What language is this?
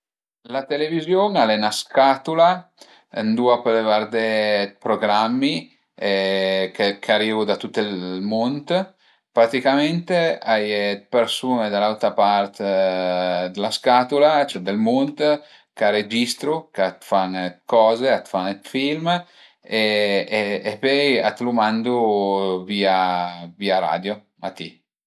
Piedmontese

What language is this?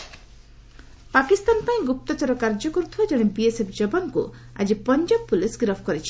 Odia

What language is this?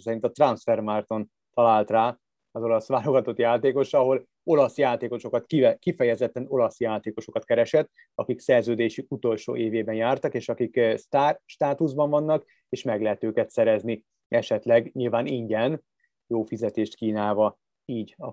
Hungarian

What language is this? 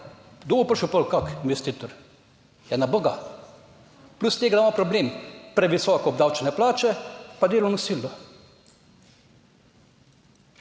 Slovenian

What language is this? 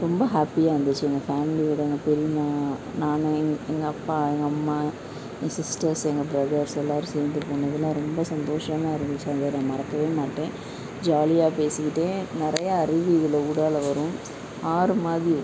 Tamil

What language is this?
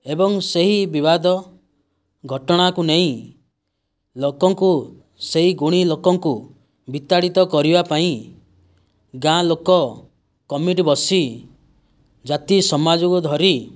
Odia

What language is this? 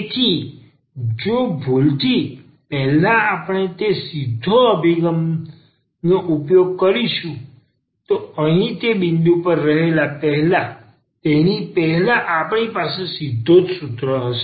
Gujarati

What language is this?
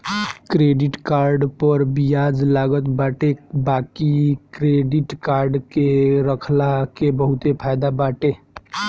Bhojpuri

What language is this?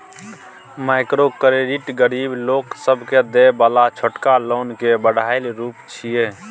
Maithili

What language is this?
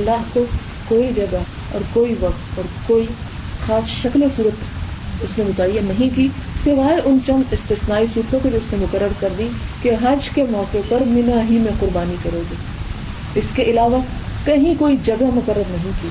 Urdu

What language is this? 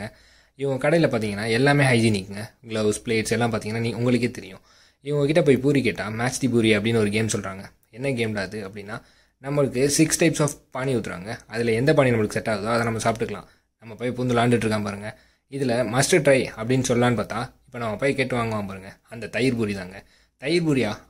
Romanian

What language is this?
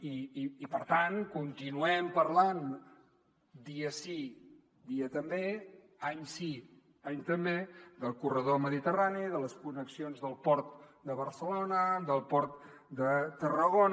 Catalan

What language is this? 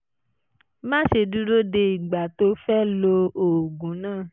Yoruba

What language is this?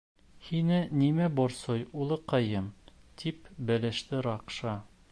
Bashkir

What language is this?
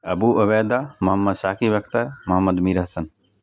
Urdu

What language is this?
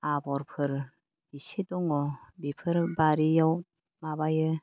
Bodo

